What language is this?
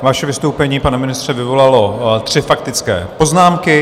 Czech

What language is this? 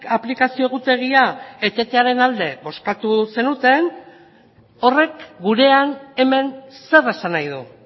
Basque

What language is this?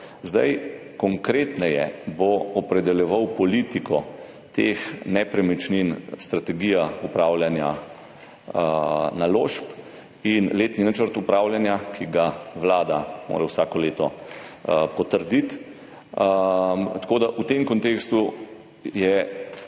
Slovenian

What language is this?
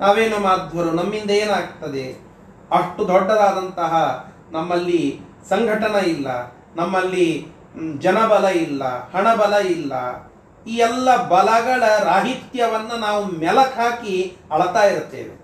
Kannada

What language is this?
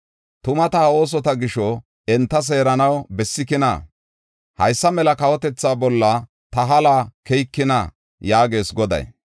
Gofa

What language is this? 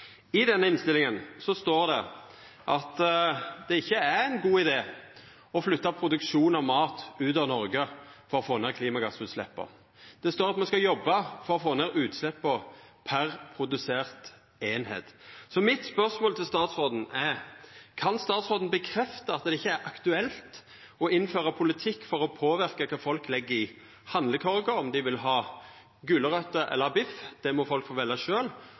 Norwegian Nynorsk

